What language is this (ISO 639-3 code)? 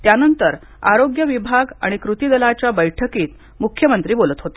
mar